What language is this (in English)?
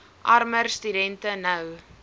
Afrikaans